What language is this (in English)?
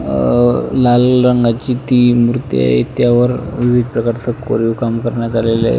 Marathi